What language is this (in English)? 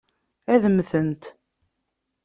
Kabyle